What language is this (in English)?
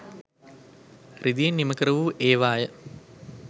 Sinhala